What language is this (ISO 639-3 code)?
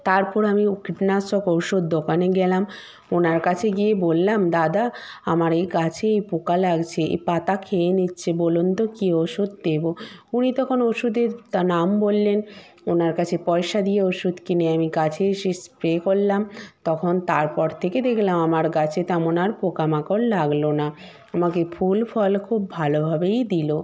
ben